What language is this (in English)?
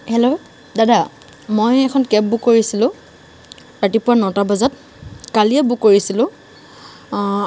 Assamese